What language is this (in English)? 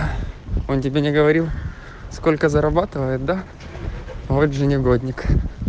Russian